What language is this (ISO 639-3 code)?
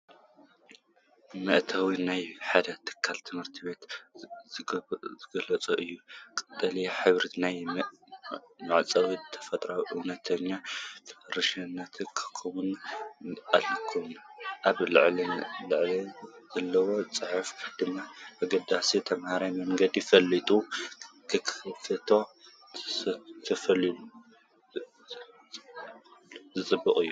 tir